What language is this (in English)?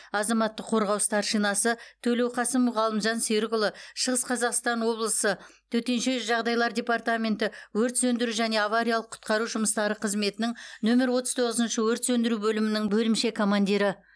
Kazakh